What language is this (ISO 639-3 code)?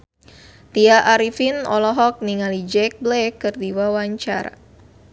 sun